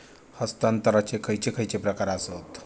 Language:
Marathi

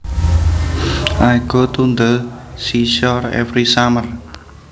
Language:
Javanese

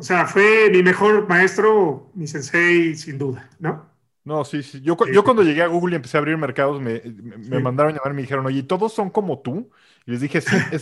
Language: Spanish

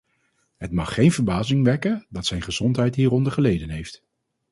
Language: Dutch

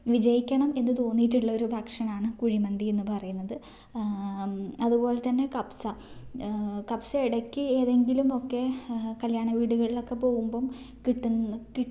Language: Malayalam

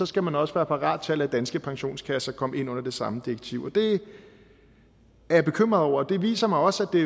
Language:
Danish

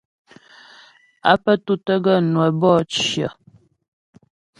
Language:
Ghomala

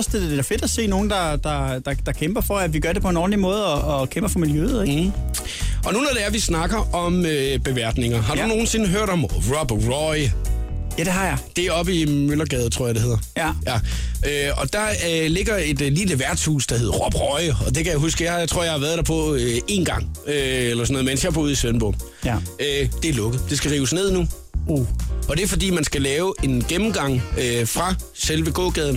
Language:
Danish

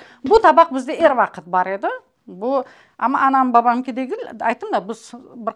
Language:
Russian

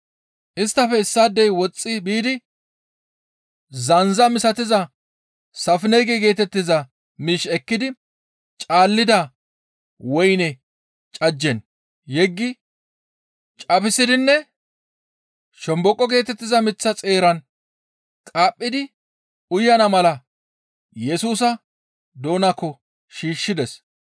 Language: Gamo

